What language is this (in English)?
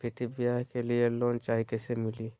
Magahi